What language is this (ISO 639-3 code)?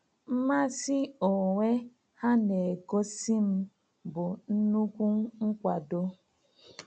ibo